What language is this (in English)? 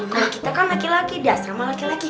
Indonesian